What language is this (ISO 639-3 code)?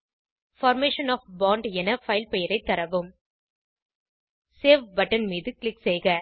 tam